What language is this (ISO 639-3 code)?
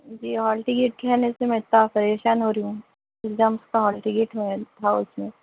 urd